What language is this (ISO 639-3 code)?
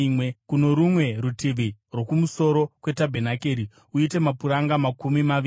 sna